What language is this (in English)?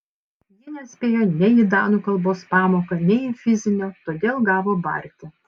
Lithuanian